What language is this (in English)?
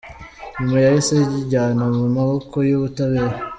Kinyarwanda